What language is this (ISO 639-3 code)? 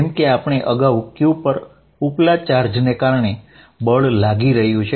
guj